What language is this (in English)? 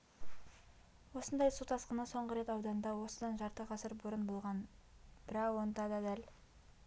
Kazakh